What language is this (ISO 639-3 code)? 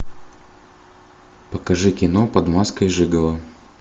rus